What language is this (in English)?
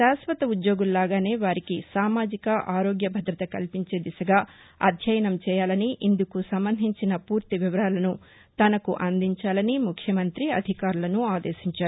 Telugu